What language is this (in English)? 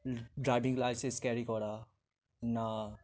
Bangla